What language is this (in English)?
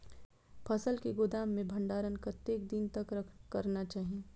Maithili